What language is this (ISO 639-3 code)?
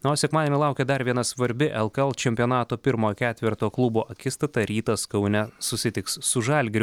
lit